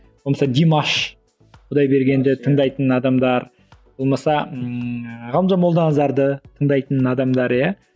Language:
Kazakh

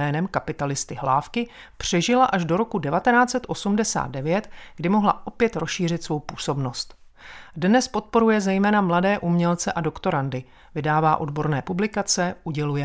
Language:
Czech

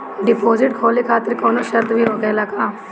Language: Bhojpuri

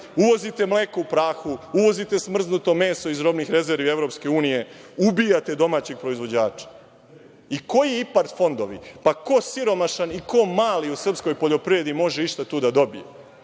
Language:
Serbian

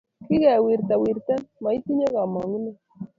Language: Kalenjin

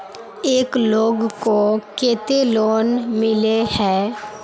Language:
Magahi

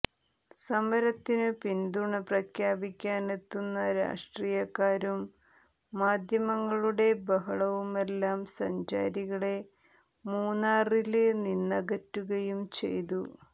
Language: Malayalam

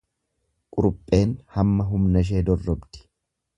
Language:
Oromo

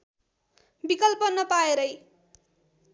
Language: Nepali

